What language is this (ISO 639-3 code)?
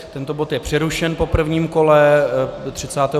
ces